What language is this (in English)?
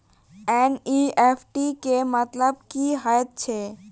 Maithili